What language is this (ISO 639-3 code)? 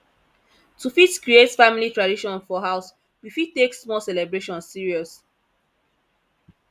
pcm